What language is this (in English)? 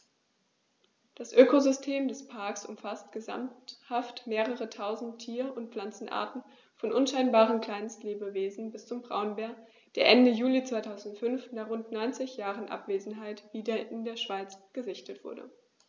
German